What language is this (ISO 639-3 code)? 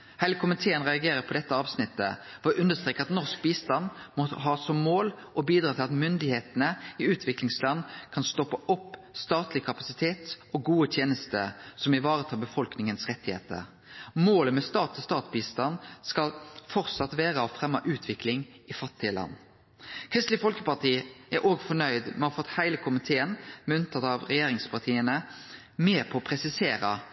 nno